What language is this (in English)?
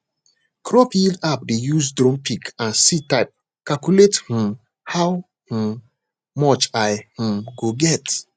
Nigerian Pidgin